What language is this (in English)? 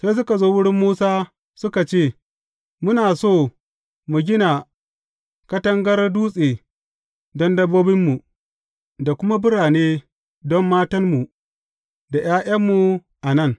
Hausa